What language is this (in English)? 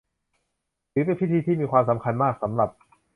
Thai